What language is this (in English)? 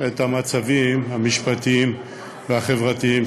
Hebrew